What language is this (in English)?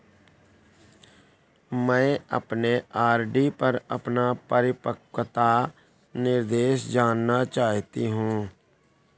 Hindi